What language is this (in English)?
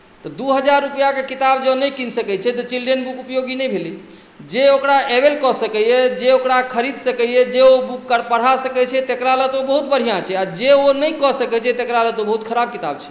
Maithili